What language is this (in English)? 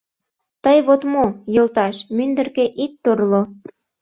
Mari